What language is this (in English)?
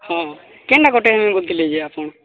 Odia